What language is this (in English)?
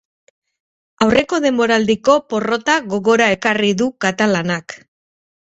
Basque